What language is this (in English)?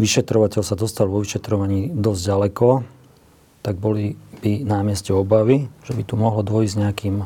Slovak